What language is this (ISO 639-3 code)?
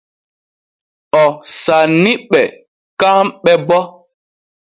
fue